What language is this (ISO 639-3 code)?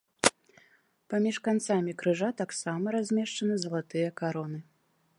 bel